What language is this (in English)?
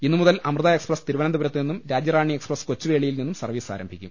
Malayalam